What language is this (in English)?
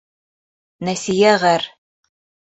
Bashkir